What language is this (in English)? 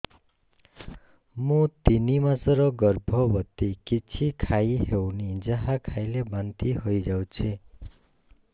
Odia